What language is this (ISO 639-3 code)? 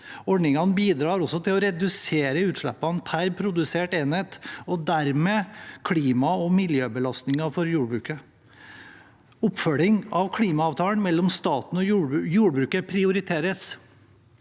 nor